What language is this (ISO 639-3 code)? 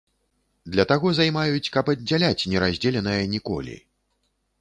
bel